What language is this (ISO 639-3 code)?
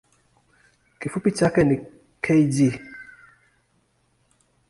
swa